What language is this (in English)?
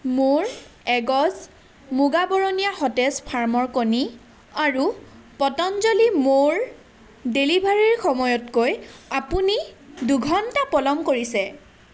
Assamese